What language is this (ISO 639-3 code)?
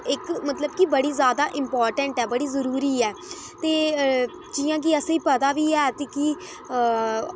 doi